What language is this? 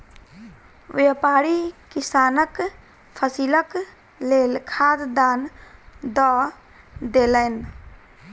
Maithili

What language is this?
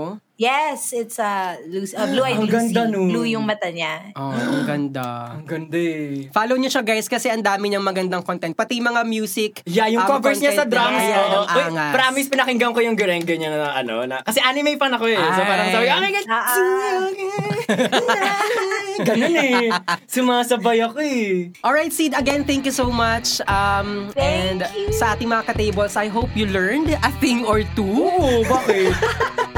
Filipino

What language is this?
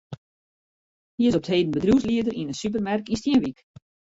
Western Frisian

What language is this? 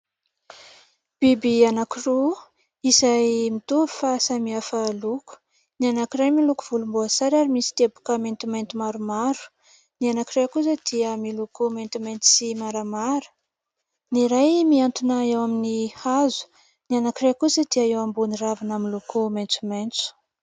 Malagasy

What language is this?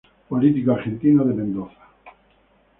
Spanish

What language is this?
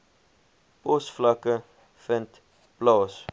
Afrikaans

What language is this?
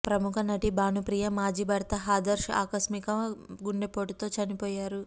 Telugu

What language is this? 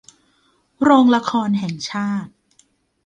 Thai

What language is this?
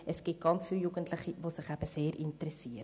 Swiss German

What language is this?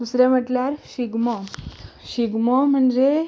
Konkani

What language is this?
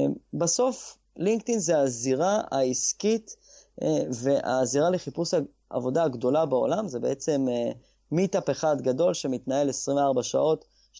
Hebrew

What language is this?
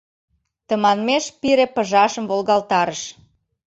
Mari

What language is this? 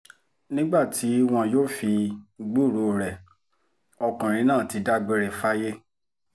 Yoruba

